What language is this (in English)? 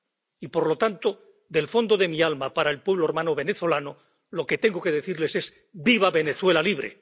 Spanish